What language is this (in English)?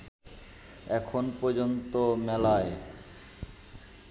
Bangla